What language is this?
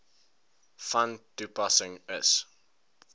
Afrikaans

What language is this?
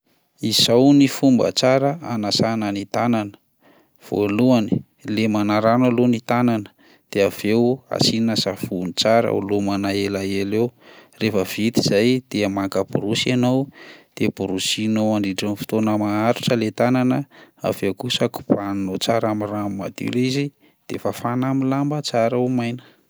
Malagasy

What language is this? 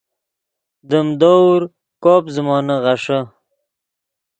Yidgha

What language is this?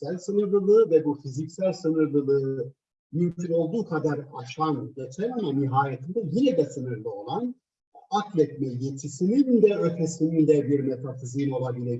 Turkish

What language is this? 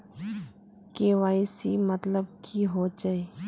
Magahi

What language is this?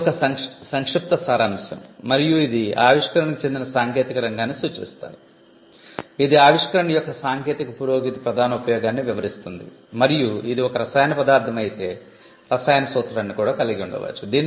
Telugu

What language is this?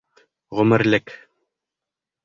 Bashkir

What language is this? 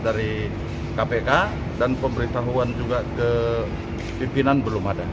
Indonesian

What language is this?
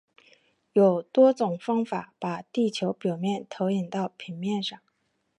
Chinese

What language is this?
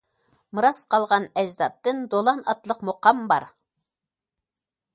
Uyghur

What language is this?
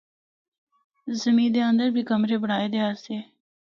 Northern Hindko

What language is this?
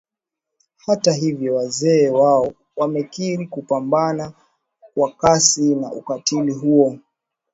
Swahili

